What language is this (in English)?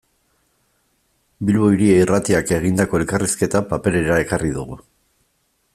Basque